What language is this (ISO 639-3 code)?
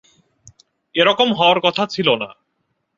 ben